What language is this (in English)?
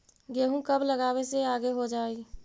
Magahi